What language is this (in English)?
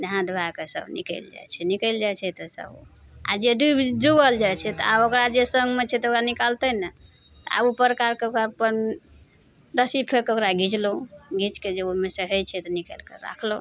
Maithili